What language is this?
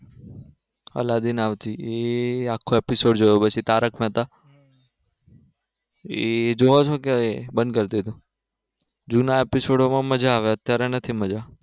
Gujarati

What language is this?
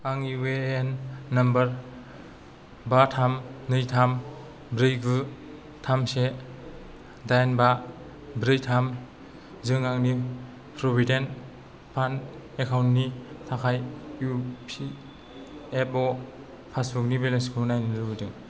Bodo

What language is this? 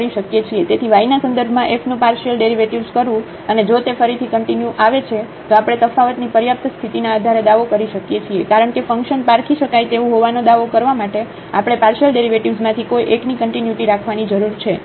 Gujarati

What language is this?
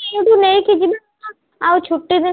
Odia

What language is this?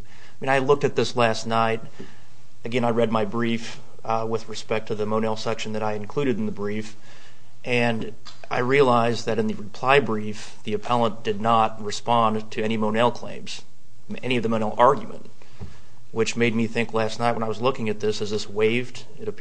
English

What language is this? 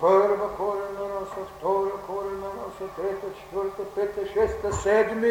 Bulgarian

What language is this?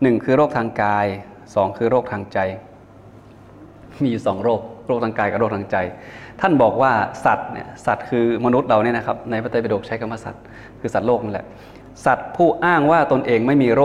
Thai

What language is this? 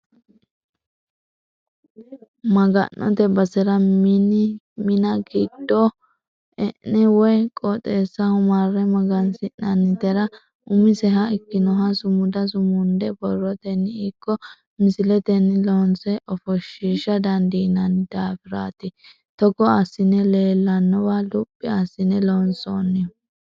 Sidamo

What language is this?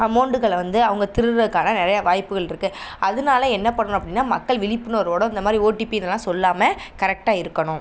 Tamil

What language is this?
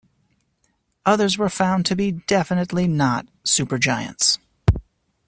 English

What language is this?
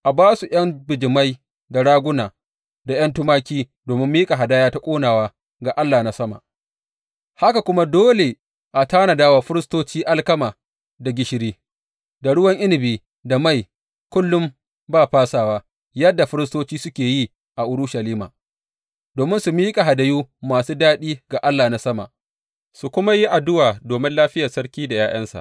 Hausa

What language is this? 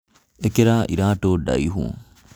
Kikuyu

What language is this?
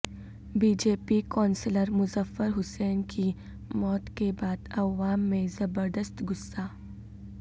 Urdu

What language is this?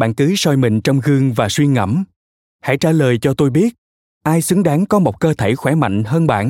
Vietnamese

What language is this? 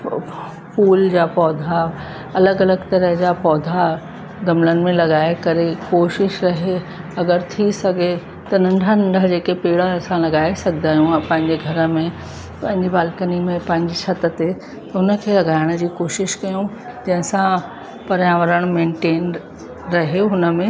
Sindhi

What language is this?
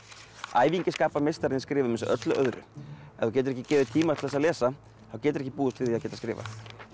Icelandic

